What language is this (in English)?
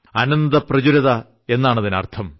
Malayalam